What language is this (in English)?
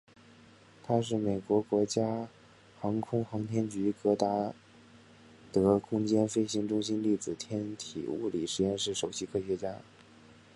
Chinese